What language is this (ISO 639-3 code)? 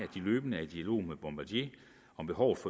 dan